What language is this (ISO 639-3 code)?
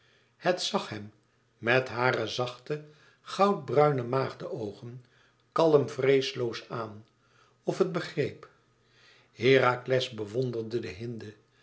nld